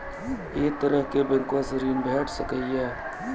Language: Maithili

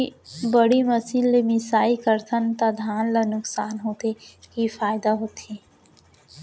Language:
Chhattisgarhi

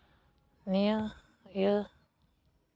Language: Santali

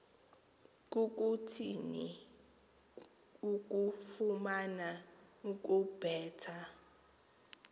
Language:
Xhosa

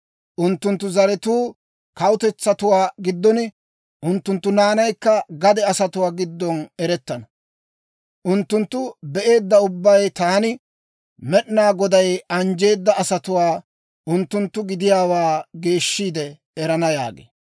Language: Dawro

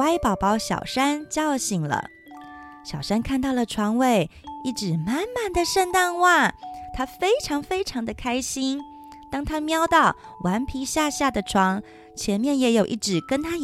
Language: Chinese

